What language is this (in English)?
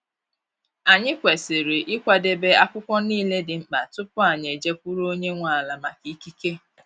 Igbo